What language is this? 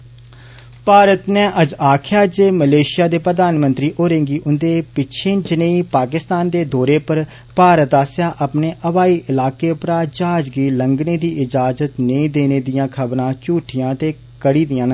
Dogri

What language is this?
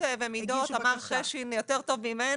Hebrew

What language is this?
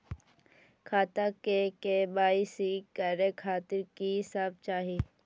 Maithili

